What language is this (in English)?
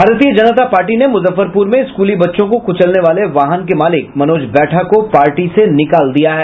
Hindi